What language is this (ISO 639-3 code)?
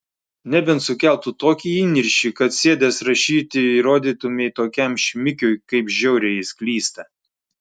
lit